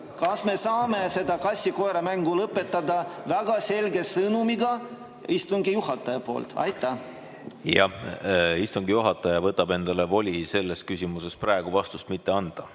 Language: Estonian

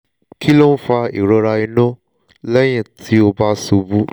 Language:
Yoruba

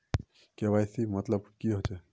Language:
Magahi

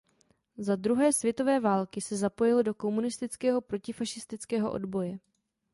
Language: Czech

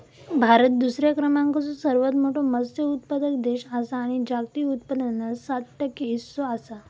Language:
Marathi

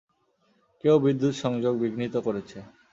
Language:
Bangla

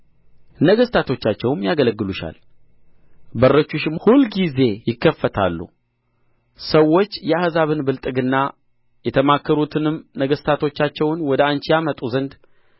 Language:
Amharic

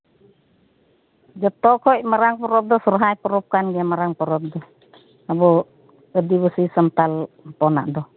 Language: Santali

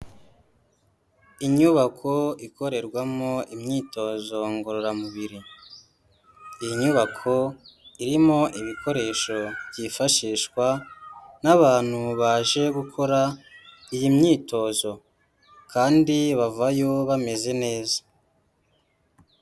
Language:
Kinyarwanda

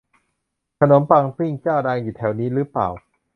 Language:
Thai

